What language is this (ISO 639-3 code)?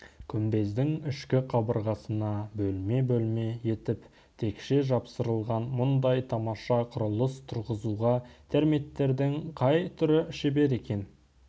kaz